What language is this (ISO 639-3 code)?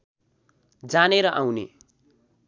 nep